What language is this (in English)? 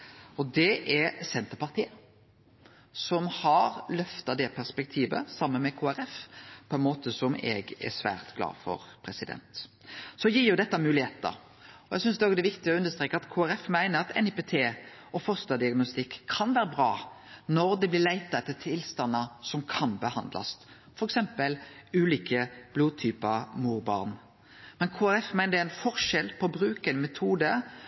Norwegian Nynorsk